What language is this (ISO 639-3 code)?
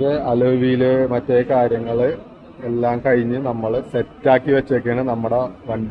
ind